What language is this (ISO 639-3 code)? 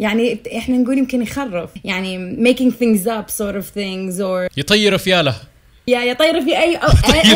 ara